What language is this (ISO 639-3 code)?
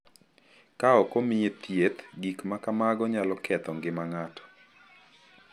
luo